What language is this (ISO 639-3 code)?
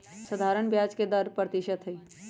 mag